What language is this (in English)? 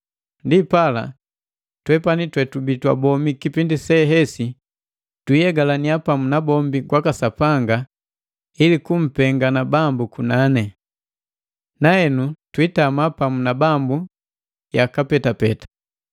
Matengo